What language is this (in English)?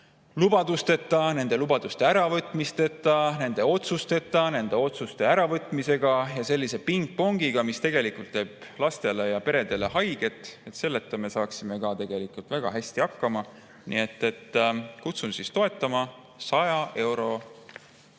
Estonian